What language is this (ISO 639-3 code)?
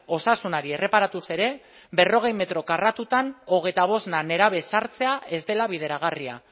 eus